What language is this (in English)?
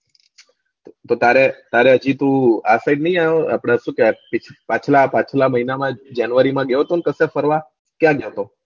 Gujarati